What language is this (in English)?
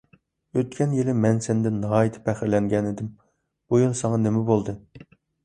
Uyghur